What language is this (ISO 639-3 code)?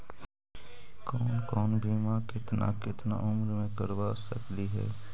mag